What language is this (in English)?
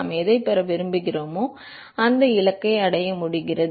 Tamil